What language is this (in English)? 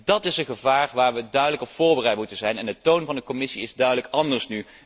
Dutch